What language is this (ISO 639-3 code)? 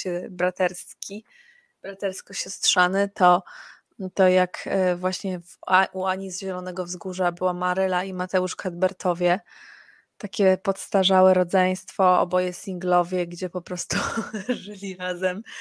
pol